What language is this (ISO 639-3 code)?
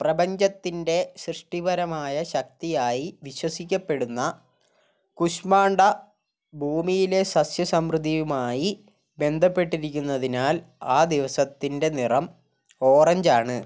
mal